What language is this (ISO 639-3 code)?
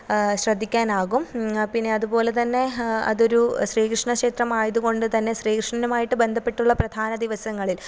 mal